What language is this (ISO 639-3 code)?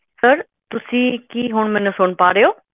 pan